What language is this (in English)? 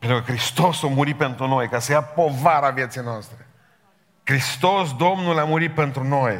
Romanian